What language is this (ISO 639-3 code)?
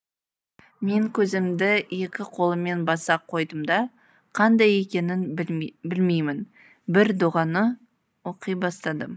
kaz